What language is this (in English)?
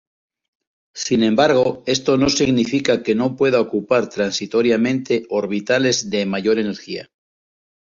Spanish